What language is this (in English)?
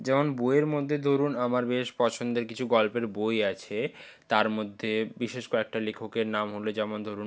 Bangla